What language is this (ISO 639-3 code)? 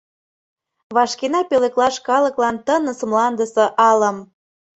chm